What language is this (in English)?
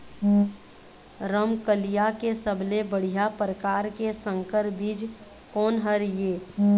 Chhattisgarhi